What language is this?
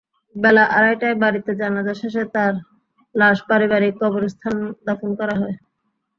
Bangla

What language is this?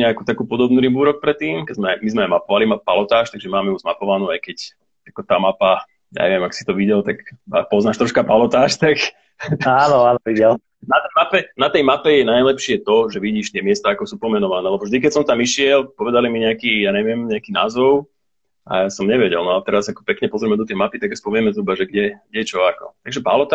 Slovak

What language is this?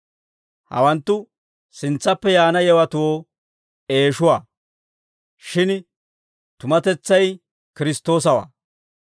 Dawro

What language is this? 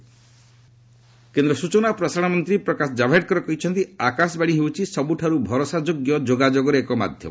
Odia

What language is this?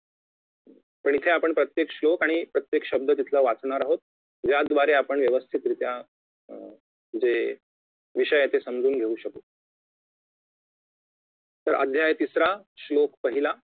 Marathi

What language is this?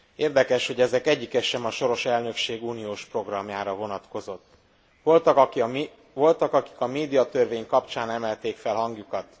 Hungarian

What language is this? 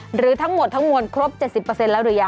Thai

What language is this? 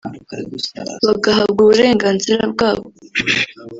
Kinyarwanda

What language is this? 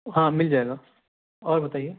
Urdu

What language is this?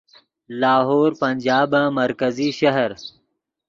Yidgha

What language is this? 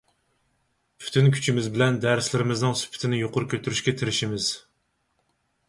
Uyghur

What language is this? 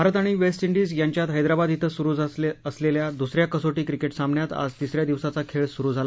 Marathi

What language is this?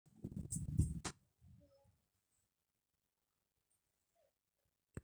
Masai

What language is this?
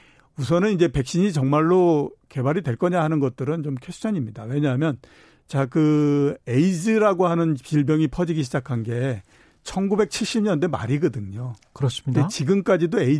Korean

